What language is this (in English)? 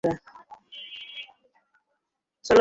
Bangla